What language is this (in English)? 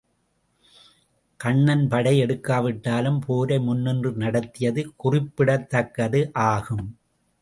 Tamil